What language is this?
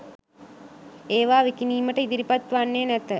Sinhala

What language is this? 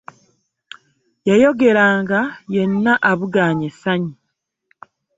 Ganda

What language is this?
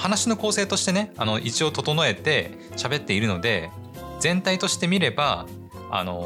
Japanese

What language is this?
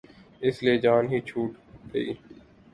Urdu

